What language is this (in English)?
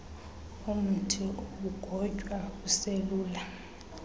Xhosa